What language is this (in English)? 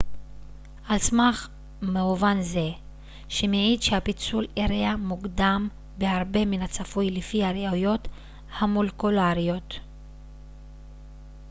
Hebrew